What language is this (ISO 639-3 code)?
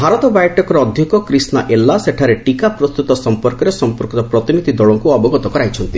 ori